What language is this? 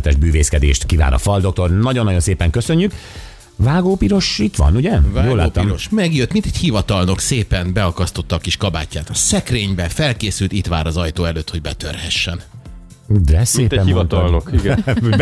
Hungarian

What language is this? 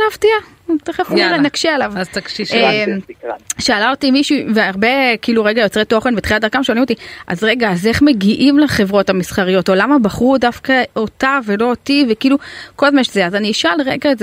Hebrew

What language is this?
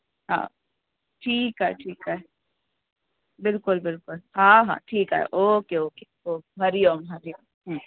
Sindhi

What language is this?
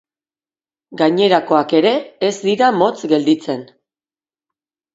Basque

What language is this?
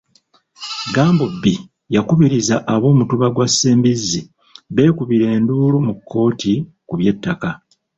Ganda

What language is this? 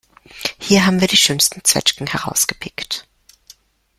German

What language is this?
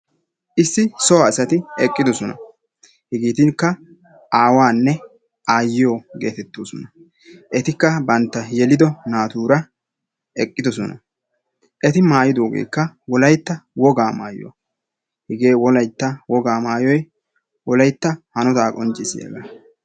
Wolaytta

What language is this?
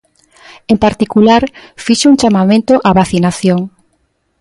Galician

